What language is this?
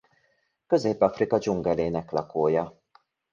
Hungarian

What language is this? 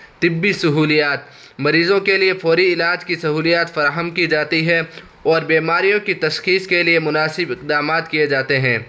Urdu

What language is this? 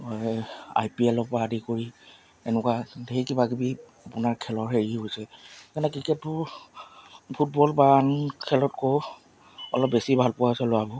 Assamese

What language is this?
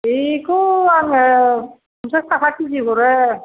Bodo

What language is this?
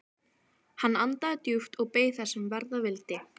Icelandic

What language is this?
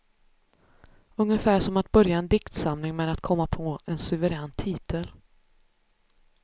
Swedish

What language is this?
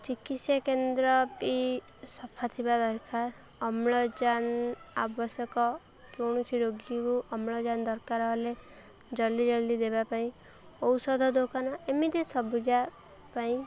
Odia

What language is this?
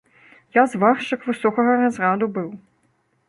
Belarusian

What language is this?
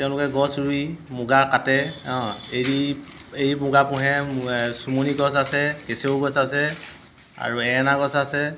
Assamese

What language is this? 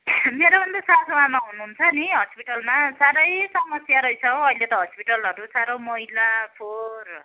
Nepali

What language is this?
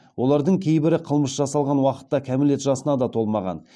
Kazakh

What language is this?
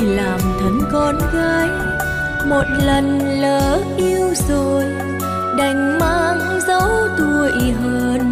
Vietnamese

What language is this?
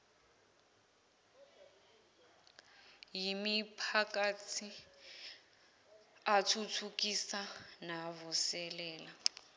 Zulu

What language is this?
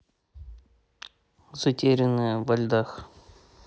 Russian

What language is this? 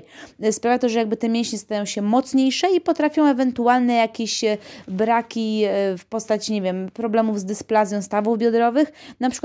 Polish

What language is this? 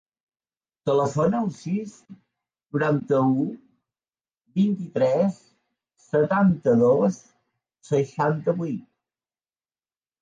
Catalan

